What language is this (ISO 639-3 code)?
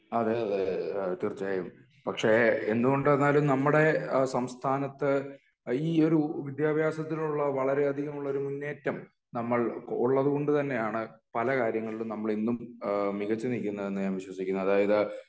mal